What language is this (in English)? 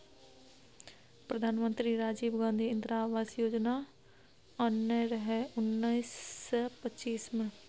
Maithili